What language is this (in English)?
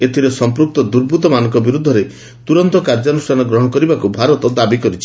Odia